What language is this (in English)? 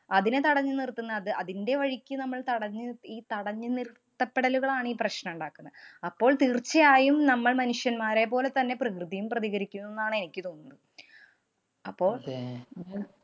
Malayalam